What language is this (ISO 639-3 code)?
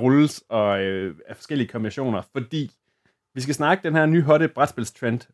dan